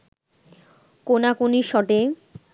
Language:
Bangla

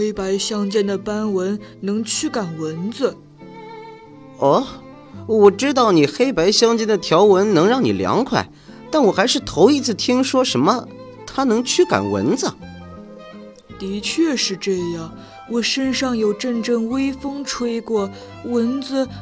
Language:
Chinese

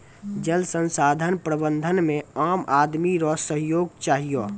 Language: Maithili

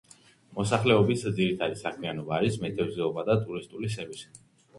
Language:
Georgian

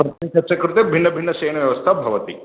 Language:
Sanskrit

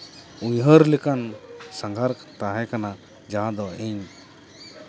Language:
Santali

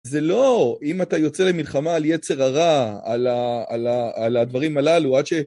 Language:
Hebrew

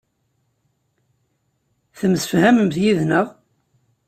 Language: Kabyle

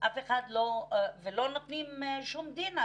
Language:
Hebrew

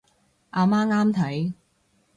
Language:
Cantonese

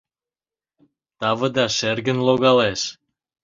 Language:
Mari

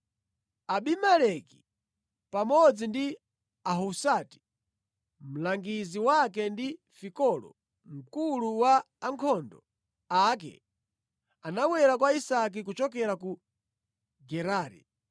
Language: Nyanja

